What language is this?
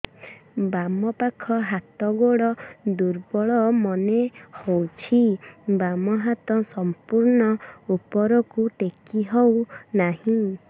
Odia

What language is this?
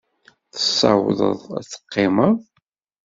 Kabyle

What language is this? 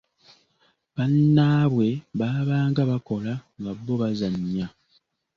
Ganda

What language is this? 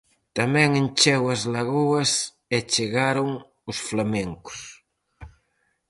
Galician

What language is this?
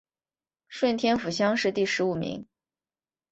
Chinese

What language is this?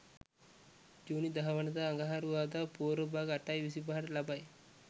Sinhala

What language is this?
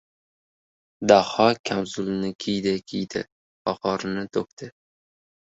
Uzbek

